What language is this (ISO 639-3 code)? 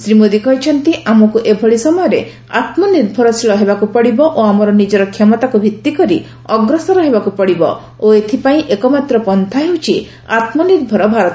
ori